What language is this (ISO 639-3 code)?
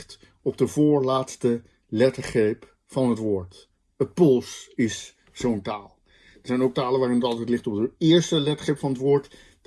nld